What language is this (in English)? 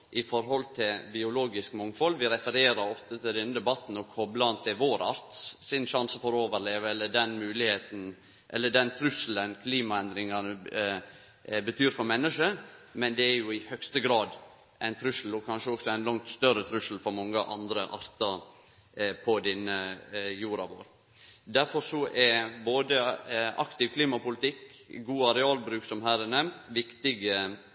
Norwegian Nynorsk